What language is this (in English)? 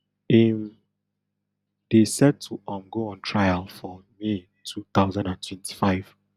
Nigerian Pidgin